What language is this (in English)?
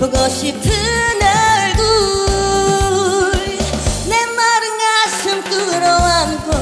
Korean